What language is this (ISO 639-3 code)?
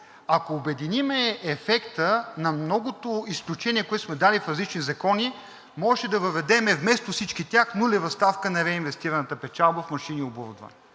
bul